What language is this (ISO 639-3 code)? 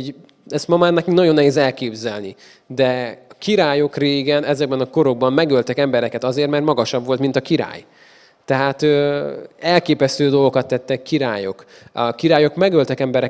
hun